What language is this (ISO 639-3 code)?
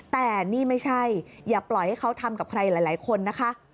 tha